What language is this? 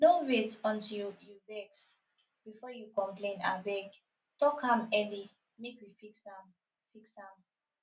Nigerian Pidgin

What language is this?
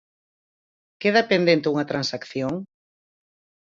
Galician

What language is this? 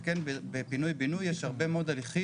Hebrew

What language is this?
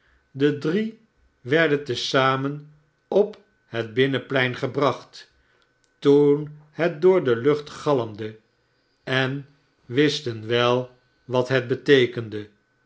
Dutch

